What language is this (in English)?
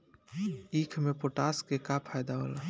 Bhojpuri